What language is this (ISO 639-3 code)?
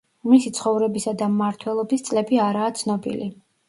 kat